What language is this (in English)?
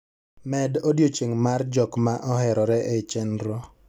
Luo (Kenya and Tanzania)